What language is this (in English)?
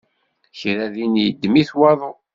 Kabyle